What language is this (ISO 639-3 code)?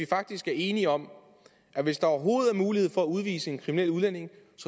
dan